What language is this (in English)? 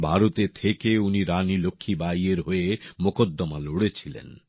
Bangla